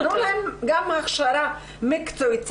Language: Hebrew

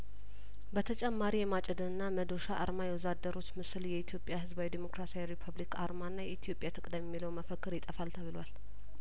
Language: Amharic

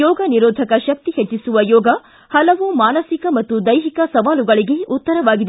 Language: Kannada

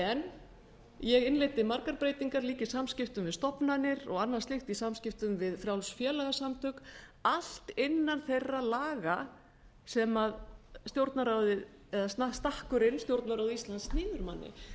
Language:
Icelandic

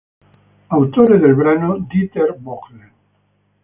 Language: Italian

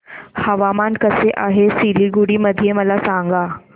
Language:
Marathi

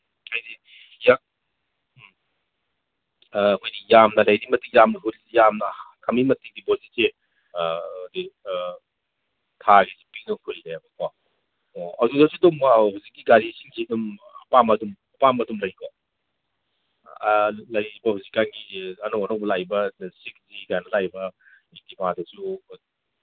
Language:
Manipuri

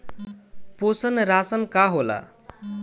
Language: Bhojpuri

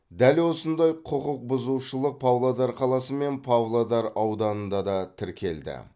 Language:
Kazakh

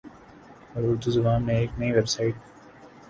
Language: Urdu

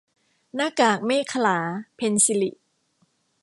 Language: Thai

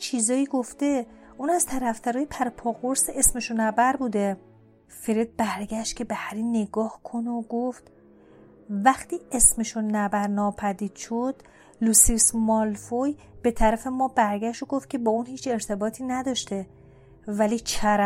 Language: Persian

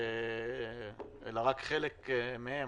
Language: Hebrew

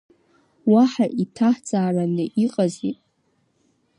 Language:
Abkhazian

